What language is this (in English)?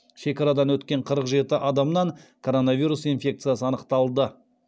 Kazakh